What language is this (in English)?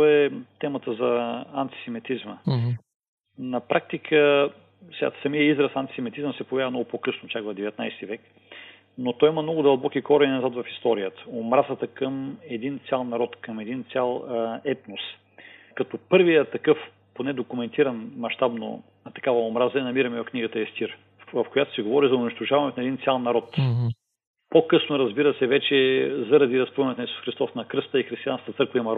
Bulgarian